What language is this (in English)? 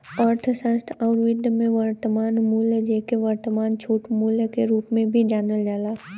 Bhojpuri